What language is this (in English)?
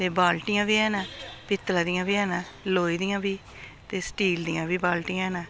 Dogri